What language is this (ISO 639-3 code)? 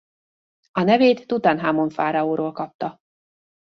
hun